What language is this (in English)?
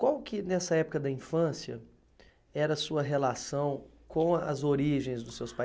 Portuguese